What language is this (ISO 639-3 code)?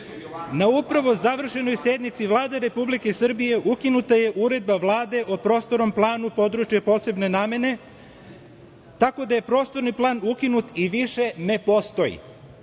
srp